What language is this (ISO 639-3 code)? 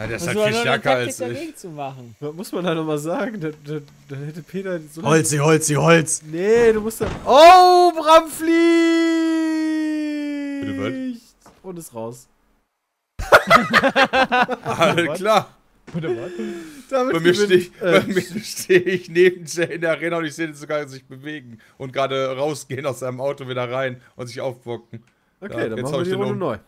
deu